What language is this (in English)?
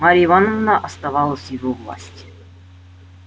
Russian